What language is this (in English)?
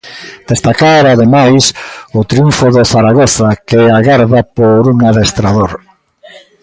Galician